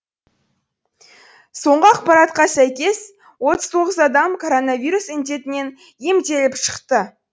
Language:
Kazakh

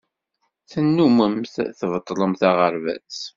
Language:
Kabyle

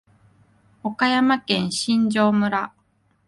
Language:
Japanese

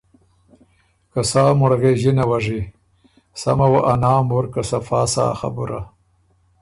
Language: Ormuri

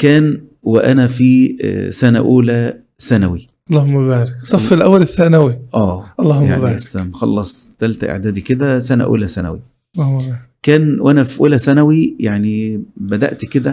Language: Arabic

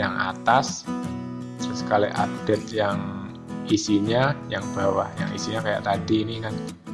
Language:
Indonesian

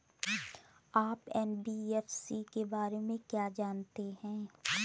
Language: Hindi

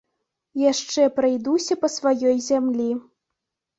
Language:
Belarusian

